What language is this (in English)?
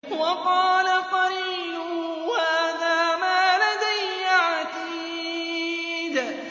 Arabic